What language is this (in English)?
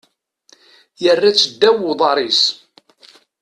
Kabyle